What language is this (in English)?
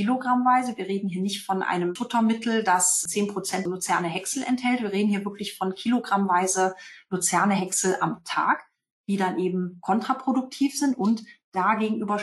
German